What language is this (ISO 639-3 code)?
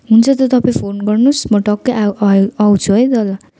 nep